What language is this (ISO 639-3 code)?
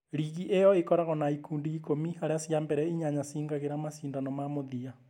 kik